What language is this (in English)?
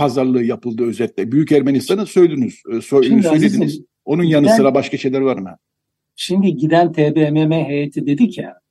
Turkish